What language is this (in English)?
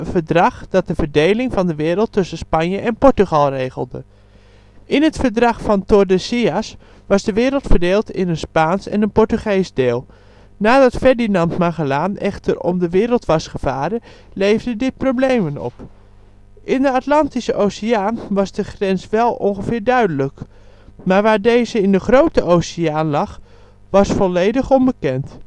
Dutch